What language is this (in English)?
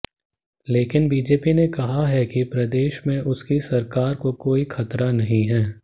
Hindi